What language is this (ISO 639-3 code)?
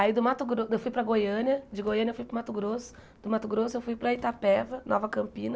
por